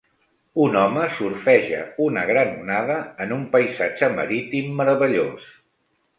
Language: Catalan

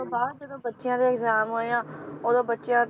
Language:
Punjabi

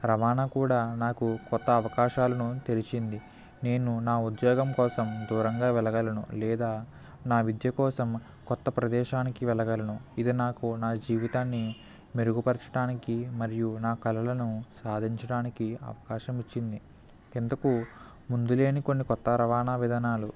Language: Telugu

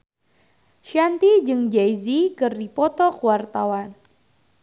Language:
Sundanese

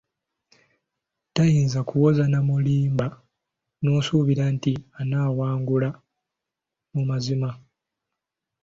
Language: Ganda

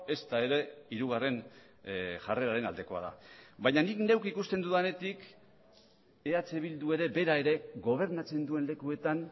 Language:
Basque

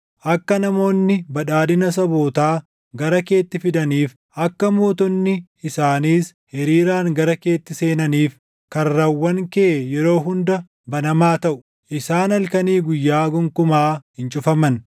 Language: Oromo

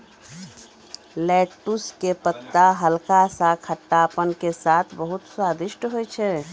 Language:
Maithili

